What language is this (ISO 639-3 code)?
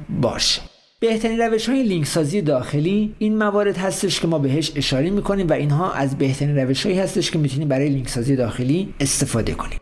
fas